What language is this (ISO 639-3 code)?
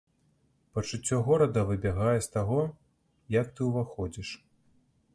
bel